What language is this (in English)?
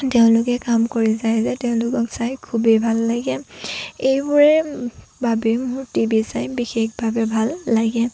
Assamese